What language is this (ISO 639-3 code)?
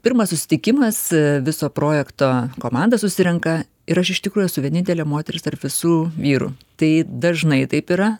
lit